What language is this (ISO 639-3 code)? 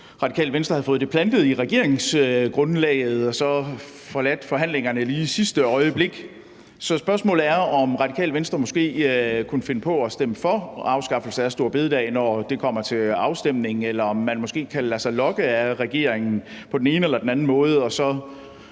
dan